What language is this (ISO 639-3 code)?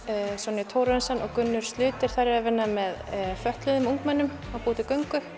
isl